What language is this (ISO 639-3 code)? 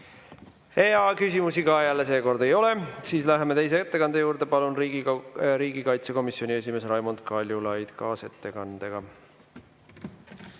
est